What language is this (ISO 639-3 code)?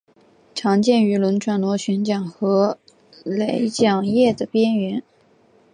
zho